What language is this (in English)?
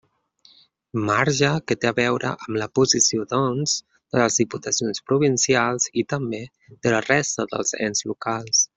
Catalan